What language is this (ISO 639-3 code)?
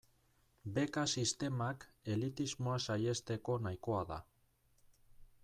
eus